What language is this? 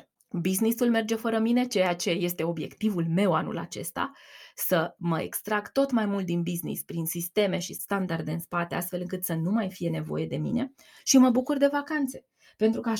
Romanian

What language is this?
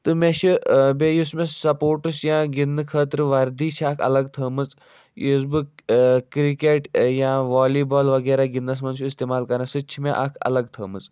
Kashmiri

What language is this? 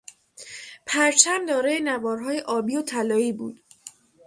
Persian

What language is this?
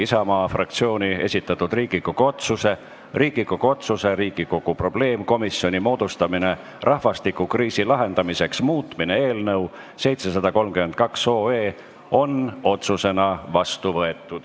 Estonian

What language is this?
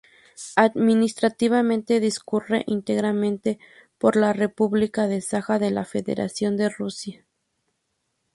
Spanish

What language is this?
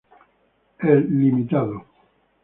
Spanish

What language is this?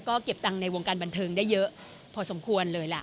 Thai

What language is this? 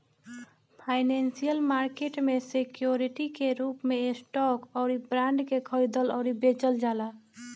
Bhojpuri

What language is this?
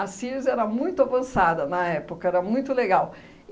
Portuguese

